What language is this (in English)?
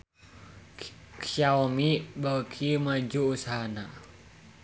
Sundanese